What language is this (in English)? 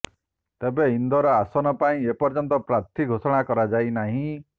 Odia